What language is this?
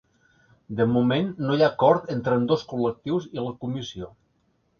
Catalan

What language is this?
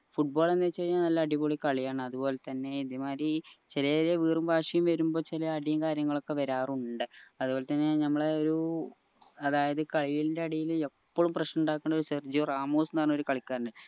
Malayalam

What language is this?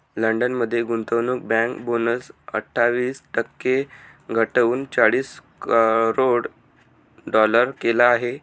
Marathi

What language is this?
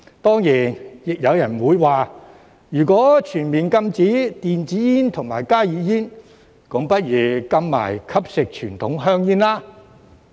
Cantonese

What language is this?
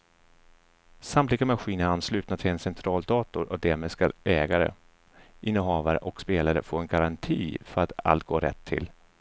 Swedish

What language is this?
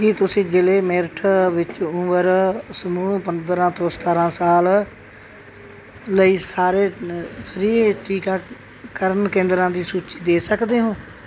Punjabi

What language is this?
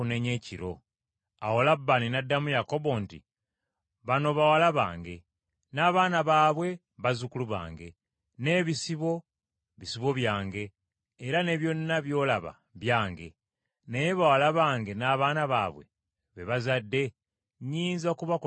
Ganda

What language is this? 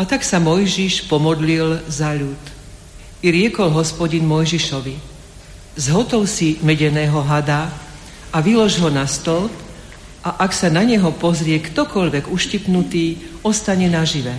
Slovak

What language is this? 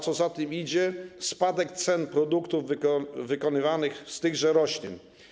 Polish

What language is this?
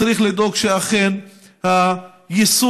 Hebrew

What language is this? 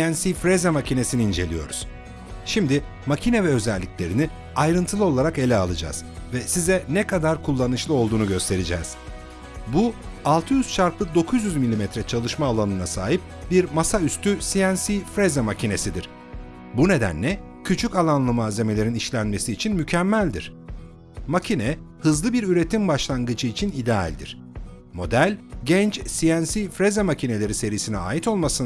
Turkish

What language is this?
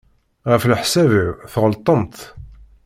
Kabyle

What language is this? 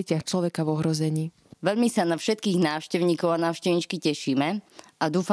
Slovak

